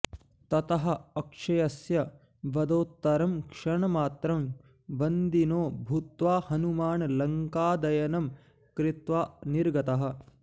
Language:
Sanskrit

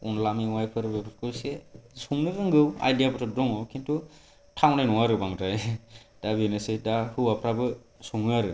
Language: Bodo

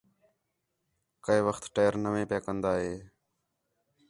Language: Khetrani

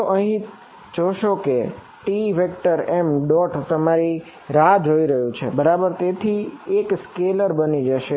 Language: Gujarati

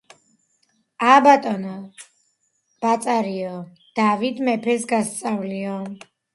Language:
Georgian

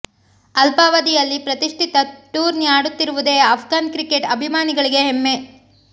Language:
Kannada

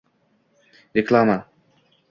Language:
Uzbek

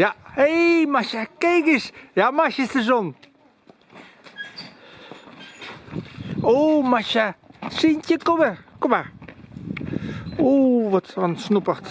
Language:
Dutch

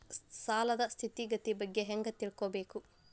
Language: Kannada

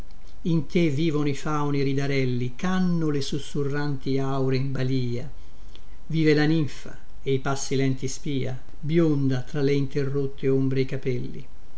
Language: Italian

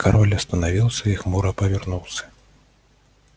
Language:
Russian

